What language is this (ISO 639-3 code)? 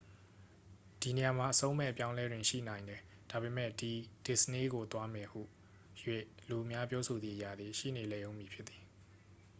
mya